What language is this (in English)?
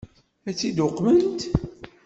Kabyle